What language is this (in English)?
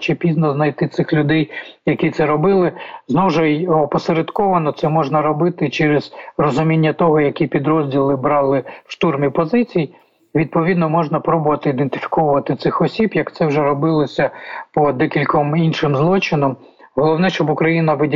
Ukrainian